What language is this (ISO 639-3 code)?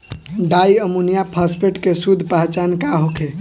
bho